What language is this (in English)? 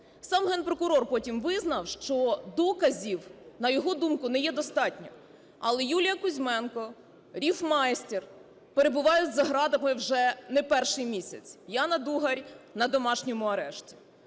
Ukrainian